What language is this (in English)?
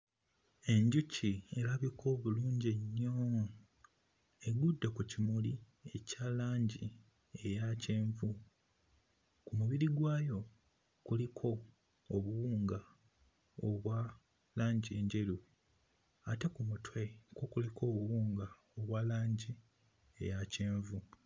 Ganda